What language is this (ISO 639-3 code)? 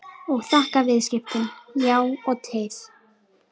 isl